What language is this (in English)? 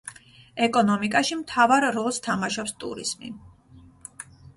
Georgian